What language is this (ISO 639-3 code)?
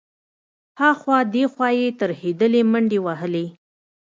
pus